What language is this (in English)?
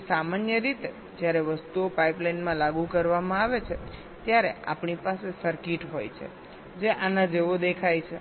Gujarati